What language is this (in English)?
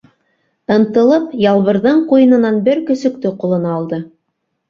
Bashkir